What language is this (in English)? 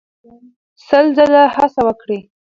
Pashto